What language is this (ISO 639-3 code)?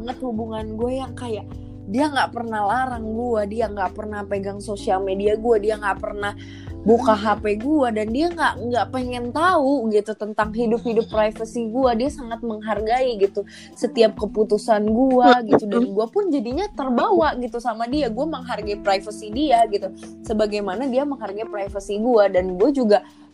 ind